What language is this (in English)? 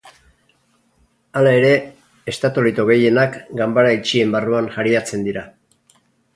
Basque